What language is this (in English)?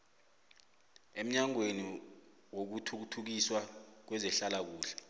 South Ndebele